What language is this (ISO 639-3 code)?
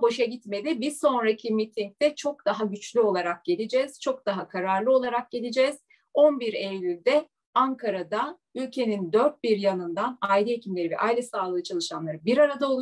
tur